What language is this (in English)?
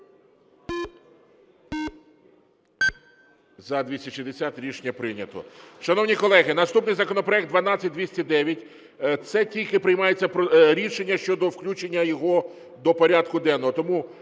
Ukrainian